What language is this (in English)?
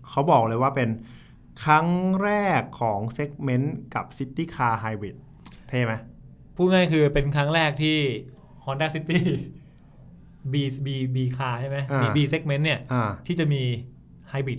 Thai